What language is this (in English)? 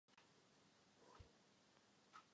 Czech